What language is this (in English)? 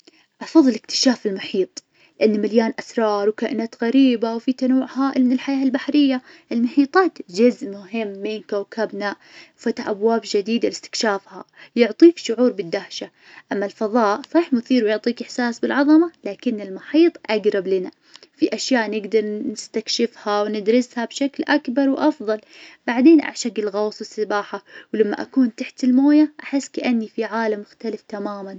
Najdi Arabic